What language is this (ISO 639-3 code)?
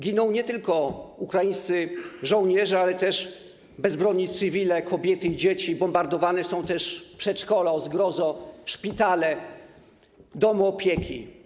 pol